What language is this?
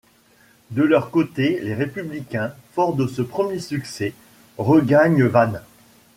French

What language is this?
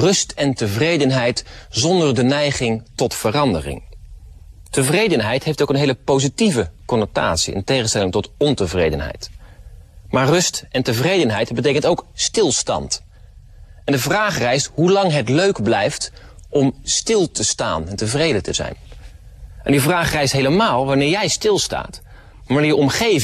Dutch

